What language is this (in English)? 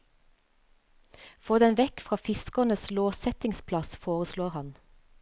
Norwegian